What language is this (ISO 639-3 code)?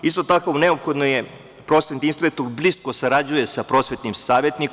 srp